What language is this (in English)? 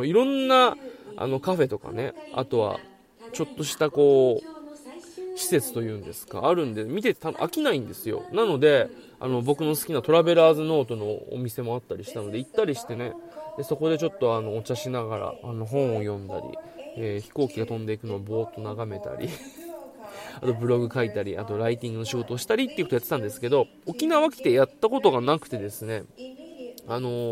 Japanese